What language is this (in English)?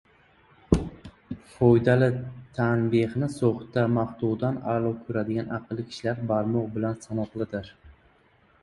Uzbek